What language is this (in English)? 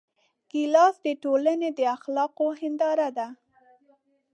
Pashto